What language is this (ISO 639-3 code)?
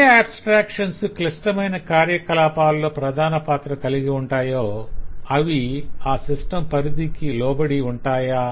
tel